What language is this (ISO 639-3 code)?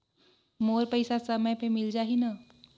hne